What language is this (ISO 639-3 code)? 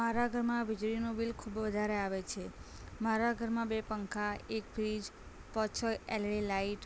guj